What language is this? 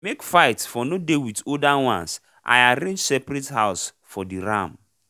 Nigerian Pidgin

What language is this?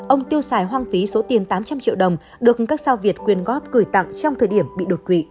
Vietnamese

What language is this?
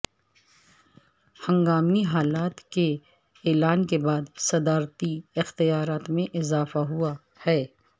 Urdu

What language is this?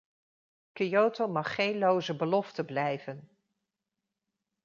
Dutch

